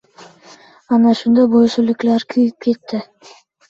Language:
Uzbek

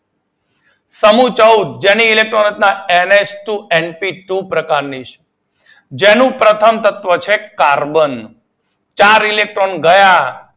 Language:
Gujarati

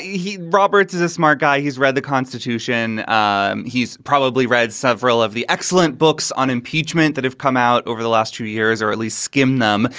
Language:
English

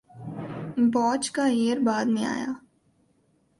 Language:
Urdu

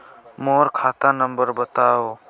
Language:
Chhattisgarhi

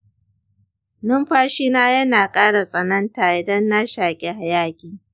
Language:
Hausa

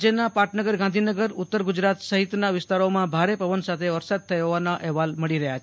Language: Gujarati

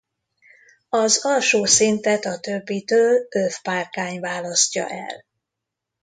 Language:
Hungarian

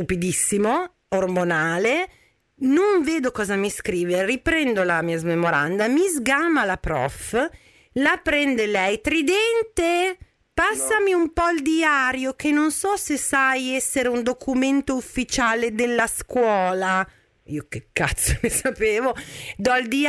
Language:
Italian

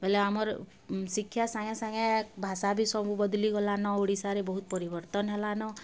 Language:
Odia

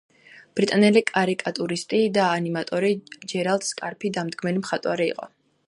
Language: Georgian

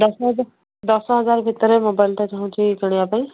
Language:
Odia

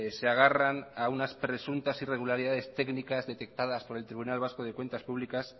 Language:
Spanish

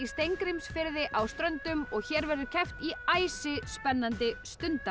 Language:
Icelandic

